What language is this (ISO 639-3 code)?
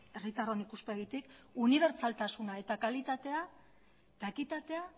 eus